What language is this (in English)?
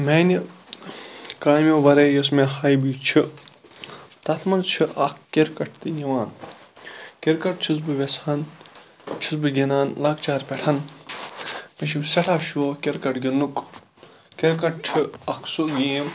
Kashmiri